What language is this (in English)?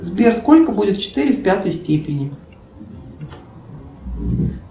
Russian